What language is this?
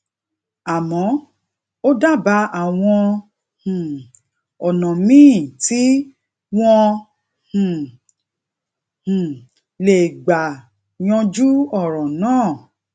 Yoruba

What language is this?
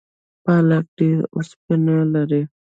Pashto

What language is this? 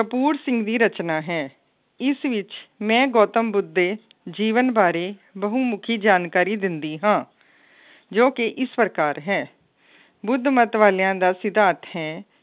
Punjabi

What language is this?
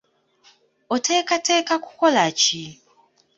Ganda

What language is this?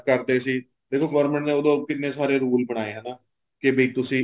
Punjabi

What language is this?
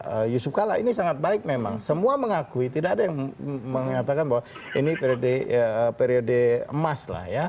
Indonesian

